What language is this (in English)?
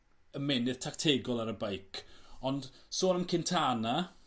Welsh